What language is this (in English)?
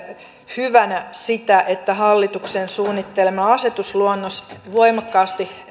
Finnish